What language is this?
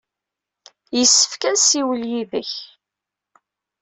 Kabyle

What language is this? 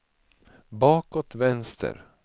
Swedish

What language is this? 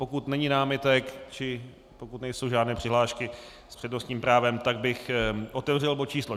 Czech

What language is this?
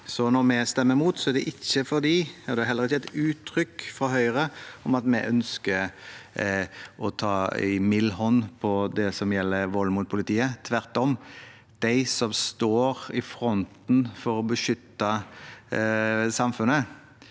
Norwegian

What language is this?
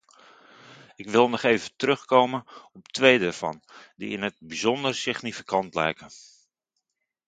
Dutch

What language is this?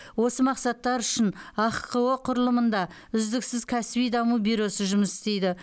Kazakh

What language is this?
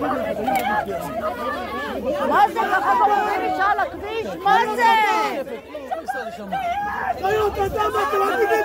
Hebrew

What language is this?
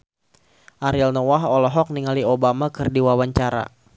Sundanese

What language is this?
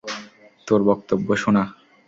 Bangla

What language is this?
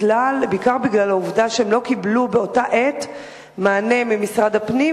Hebrew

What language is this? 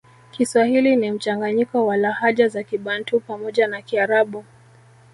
Swahili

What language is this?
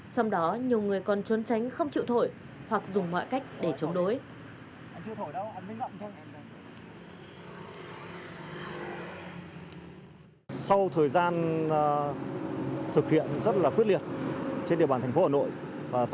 Vietnamese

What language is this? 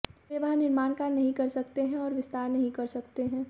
Hindi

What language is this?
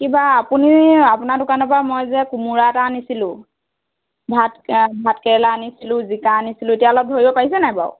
Assamese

